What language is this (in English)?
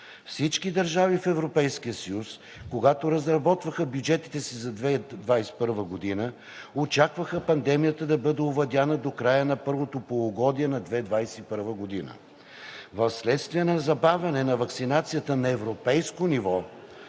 Bulgarian